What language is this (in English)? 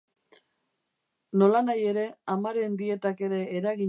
Basque